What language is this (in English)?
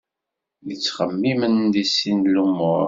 Kabyle